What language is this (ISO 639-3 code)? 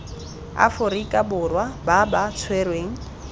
tsn